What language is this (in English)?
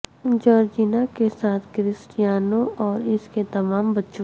Urdu